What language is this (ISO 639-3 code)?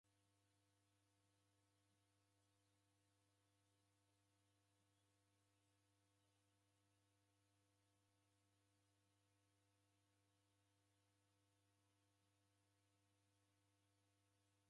dav